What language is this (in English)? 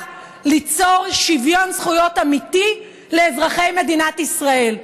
Hebrew